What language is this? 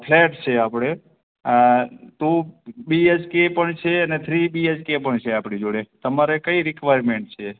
Gujarati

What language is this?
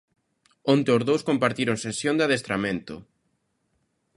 Galician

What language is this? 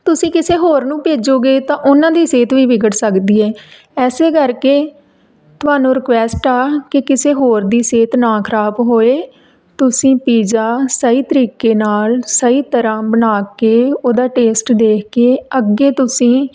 Punjabi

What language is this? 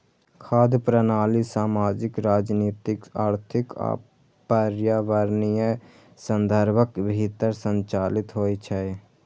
Maithili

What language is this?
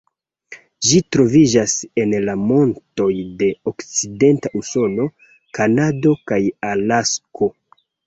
Esperanto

